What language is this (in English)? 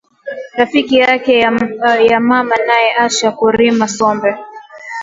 Swahili